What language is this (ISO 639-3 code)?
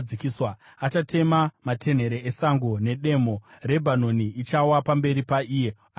sna